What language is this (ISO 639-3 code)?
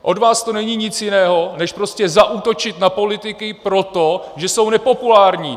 ces